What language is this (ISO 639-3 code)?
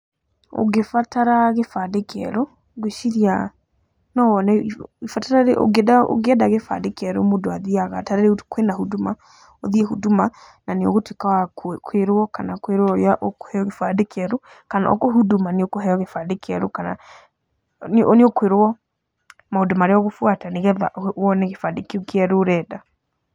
kik